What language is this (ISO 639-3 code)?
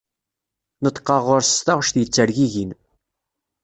kab